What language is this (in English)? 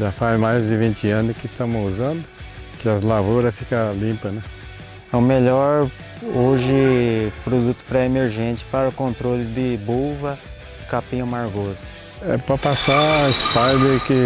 Portuguese